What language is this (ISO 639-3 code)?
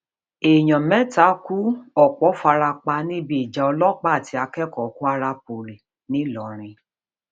yor